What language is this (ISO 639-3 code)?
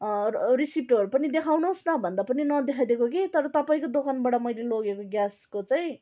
nep